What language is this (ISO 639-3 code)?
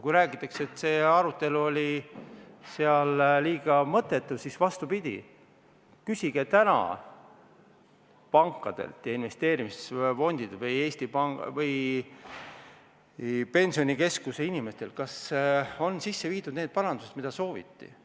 est